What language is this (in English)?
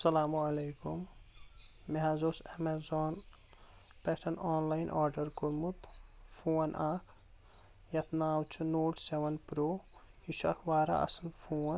Kashmiri